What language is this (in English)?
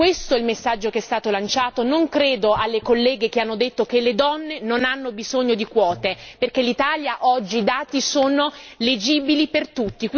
Italian